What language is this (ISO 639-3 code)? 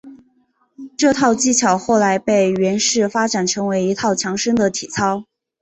zho